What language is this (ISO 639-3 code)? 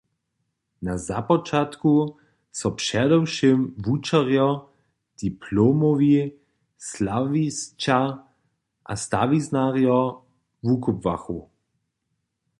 hsb